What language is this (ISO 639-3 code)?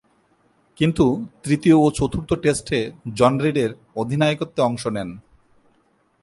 ben